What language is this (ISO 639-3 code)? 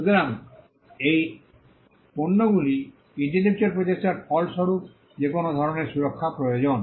ben